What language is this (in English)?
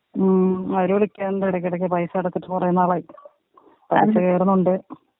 Malayalam